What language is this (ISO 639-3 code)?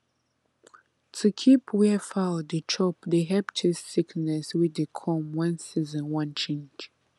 pcm